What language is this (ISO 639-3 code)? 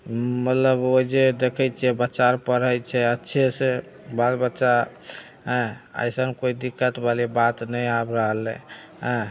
mai